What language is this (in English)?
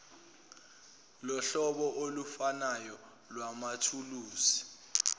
Zulu